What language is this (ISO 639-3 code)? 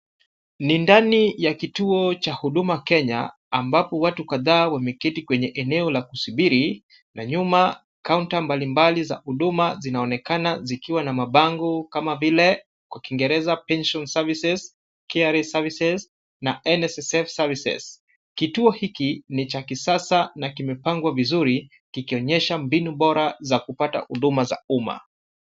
swa